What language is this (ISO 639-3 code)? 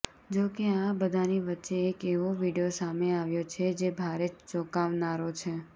guj